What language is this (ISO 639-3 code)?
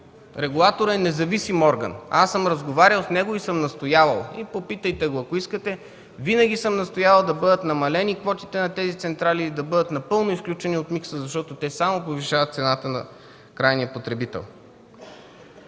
bul